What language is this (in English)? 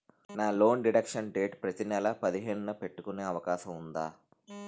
Telugu